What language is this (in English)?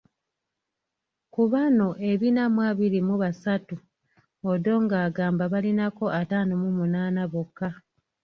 Ganda